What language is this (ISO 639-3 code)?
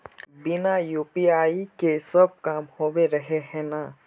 mag